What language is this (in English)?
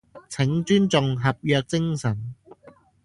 Cantonese